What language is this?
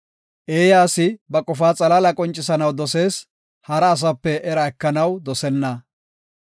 Gofa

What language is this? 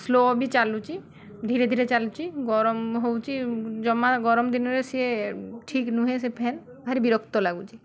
Odia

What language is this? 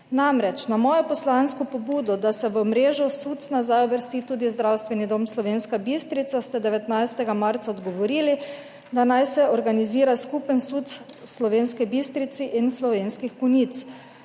Slovenian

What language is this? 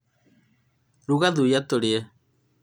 Kikuyu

